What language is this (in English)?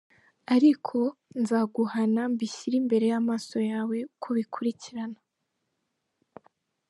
Kinyarwanda